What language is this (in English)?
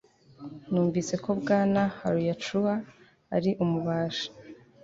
Kinyarwanda